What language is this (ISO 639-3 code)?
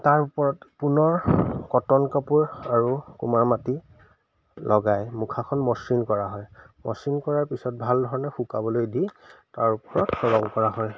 asm